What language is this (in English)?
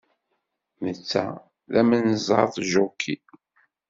Kabyle